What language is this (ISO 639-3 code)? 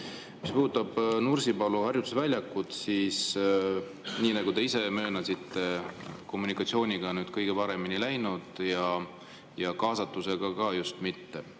est